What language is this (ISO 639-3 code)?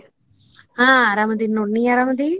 kan